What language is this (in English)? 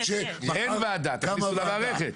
Hebrew